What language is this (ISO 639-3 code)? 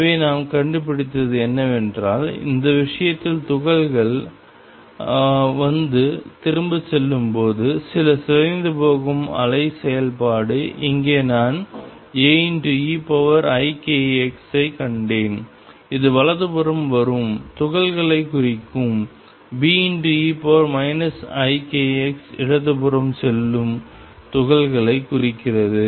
tam